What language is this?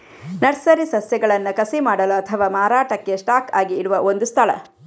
Kannada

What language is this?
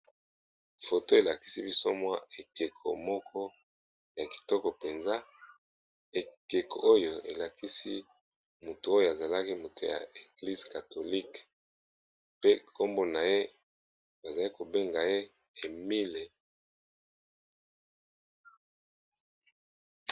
Lingala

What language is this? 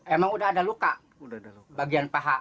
Indonesian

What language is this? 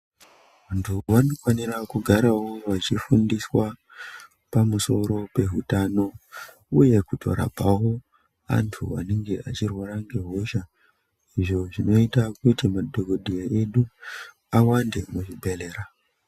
Ndau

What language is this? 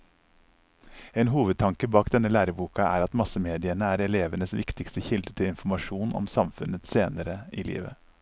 Norwegian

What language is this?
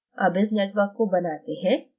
Hindi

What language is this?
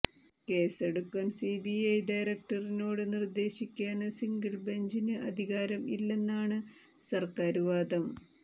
Malayalam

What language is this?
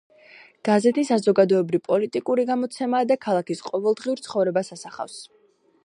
Georgian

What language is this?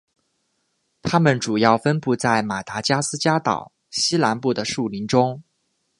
Chinese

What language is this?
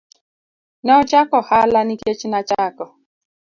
Luo (Kenya and Tanzania)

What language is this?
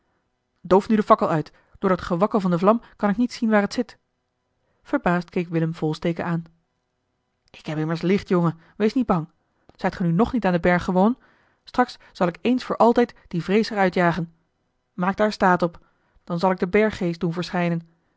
Dutch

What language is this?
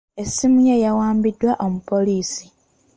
Ganda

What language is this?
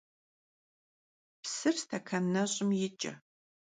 Kabardian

